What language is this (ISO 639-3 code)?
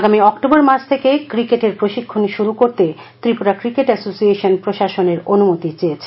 ben